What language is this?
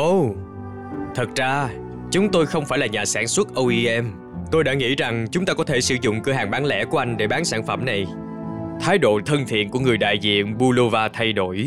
Vietnamese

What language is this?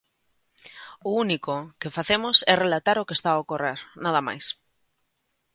Galician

